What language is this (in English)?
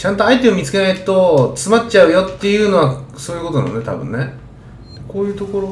Japanese